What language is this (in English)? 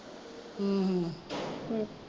Punjabi